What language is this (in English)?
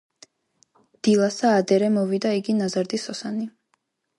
Georgian